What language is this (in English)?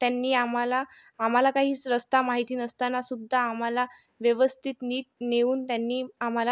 Marathi